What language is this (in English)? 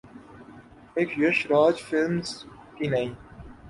Urdu